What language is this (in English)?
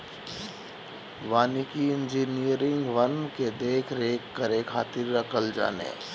Bhojpuri